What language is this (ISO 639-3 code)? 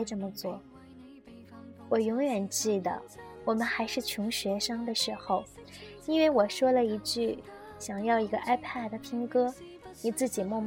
zho